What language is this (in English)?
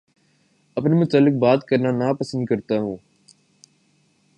Urdu